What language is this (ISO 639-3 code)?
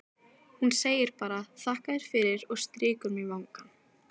isl